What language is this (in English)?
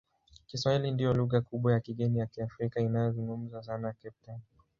Swahili